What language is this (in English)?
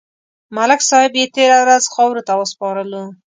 Pashto